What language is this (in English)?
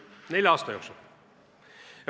Estonian